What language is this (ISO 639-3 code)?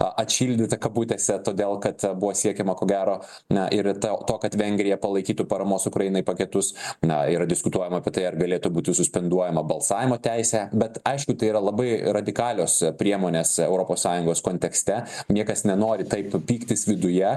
lit